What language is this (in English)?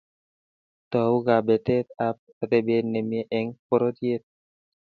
Kalenjin